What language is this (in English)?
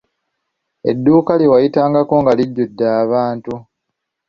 Ganda